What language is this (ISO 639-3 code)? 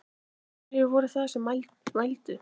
isl